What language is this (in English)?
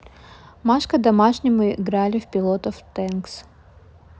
Russian